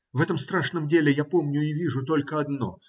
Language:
Russian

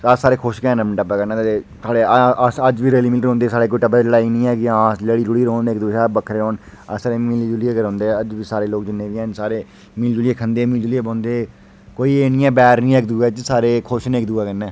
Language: Dogri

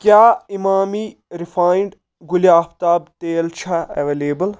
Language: Kashmiri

